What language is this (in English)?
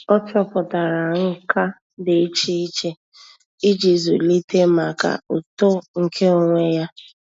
Igbo